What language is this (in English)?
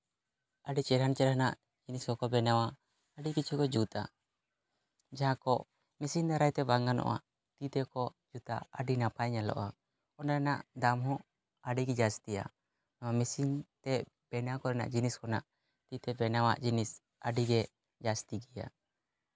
Santali